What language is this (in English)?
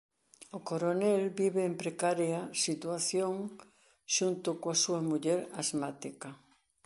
Galician